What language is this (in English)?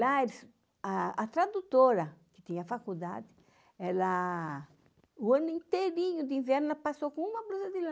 Portuguese